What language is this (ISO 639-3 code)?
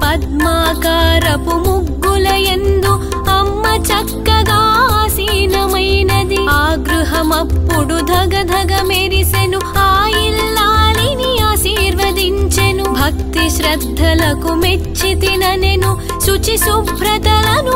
tel